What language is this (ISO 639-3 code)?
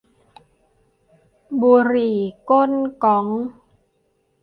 tha